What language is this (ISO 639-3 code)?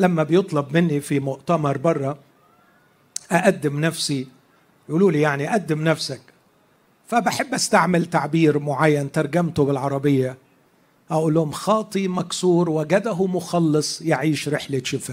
ara